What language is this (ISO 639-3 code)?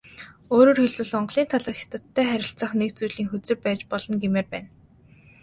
mon